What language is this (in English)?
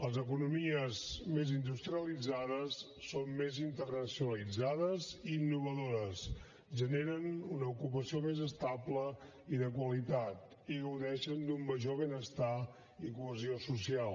Catalan